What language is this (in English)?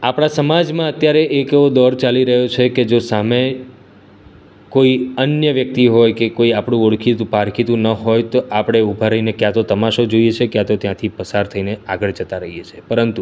Gujarati